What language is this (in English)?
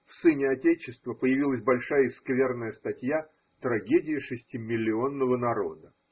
Russian